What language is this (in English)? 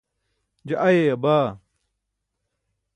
Burushaski